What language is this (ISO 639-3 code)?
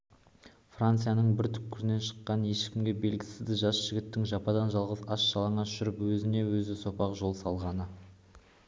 kaz